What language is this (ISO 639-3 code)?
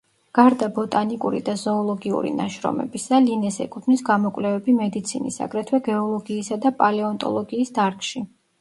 kat